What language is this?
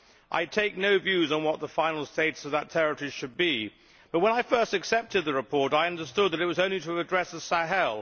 English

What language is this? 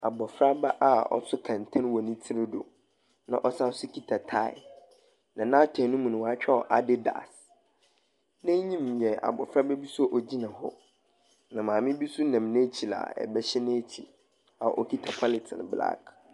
Akan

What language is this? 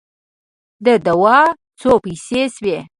Pashto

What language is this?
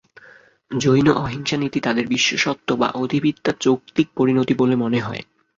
Bangla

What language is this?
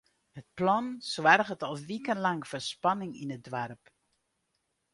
Western Frisian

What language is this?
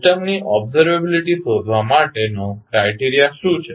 Gujarati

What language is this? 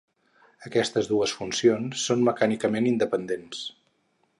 Catalan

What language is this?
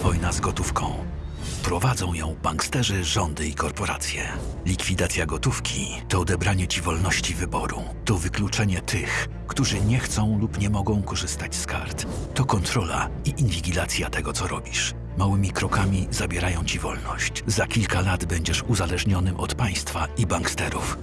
Polish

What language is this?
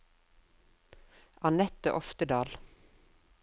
Norwegian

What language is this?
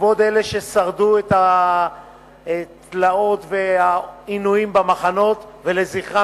Hebrew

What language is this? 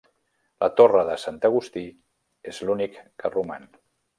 Catalan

